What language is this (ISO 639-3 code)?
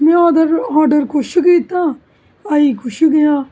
doi